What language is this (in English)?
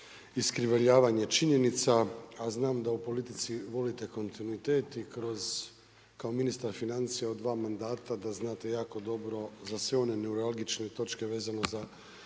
Croatian